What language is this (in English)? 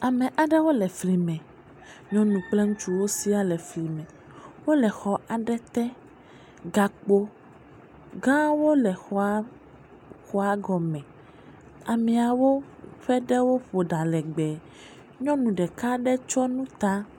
Ewe